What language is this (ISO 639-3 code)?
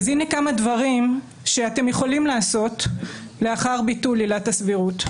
heb